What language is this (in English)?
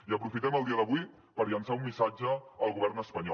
Catalan